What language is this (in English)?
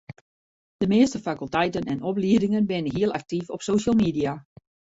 Western Frisian